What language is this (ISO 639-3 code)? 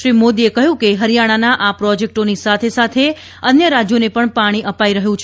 guj